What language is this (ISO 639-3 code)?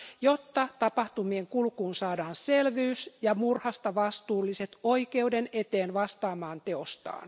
fin